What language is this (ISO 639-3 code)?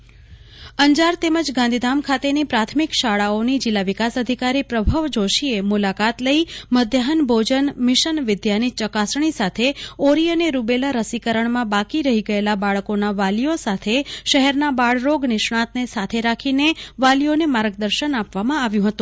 guj